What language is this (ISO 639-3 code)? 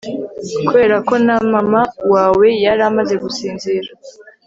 kin